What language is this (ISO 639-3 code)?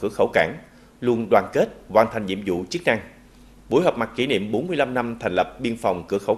vie